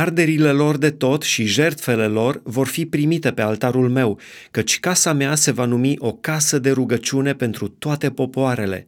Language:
Romanian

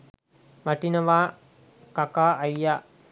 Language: Sinhala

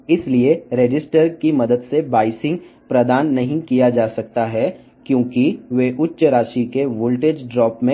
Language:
Telugu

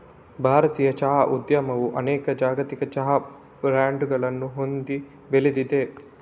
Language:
Kannada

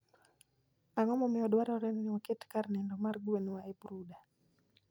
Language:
Luo (Kenya and Tanzania)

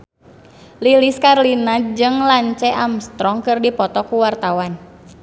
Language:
Sundanese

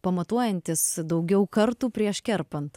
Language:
Lithuanian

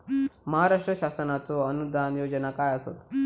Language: Marathi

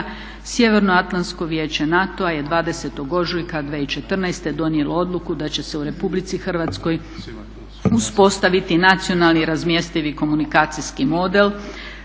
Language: Croatian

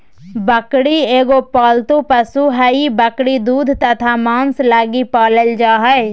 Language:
Magahi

